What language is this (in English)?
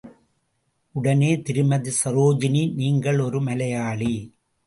Tamil